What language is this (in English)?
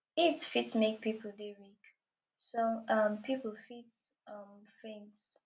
Nigerian Pidgin